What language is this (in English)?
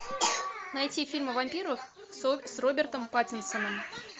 Russian